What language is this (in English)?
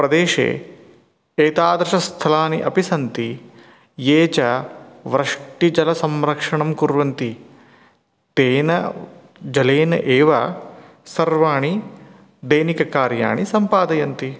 Sanskrit